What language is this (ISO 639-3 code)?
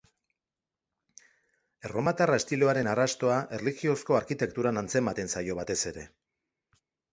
eus